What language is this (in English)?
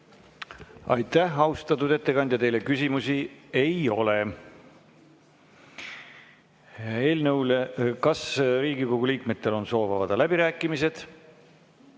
Estonian